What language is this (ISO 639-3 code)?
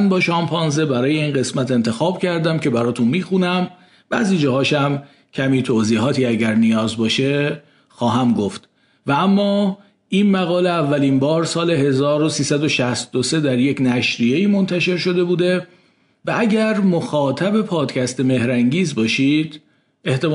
fas